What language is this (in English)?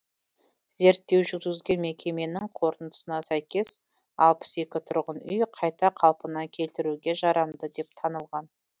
Kazakh